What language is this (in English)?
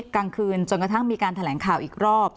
Thai